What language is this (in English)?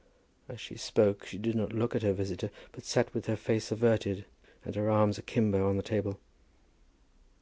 English